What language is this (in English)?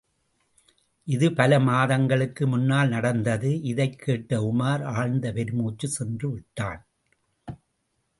Tamil